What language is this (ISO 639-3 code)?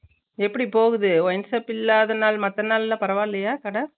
tam